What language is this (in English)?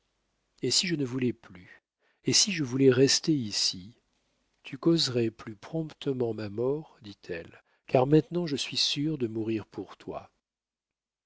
French